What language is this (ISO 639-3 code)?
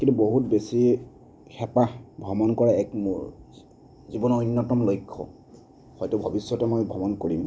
asm